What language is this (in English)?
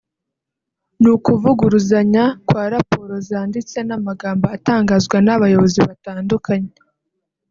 Kinyarwanda